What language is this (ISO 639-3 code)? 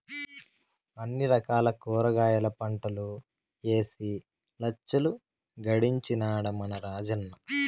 tel